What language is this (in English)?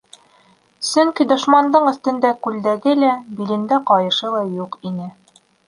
Bashkir